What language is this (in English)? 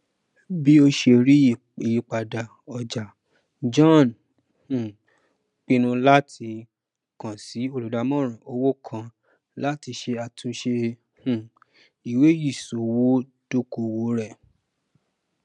Yoruba